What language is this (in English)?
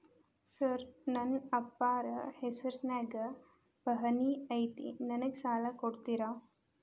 Kannada